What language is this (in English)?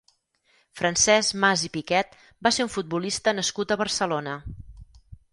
Catalan